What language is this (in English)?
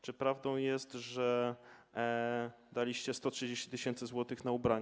Polish